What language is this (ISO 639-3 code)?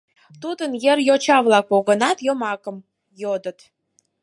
chm